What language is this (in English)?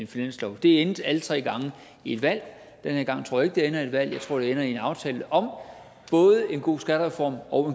Danish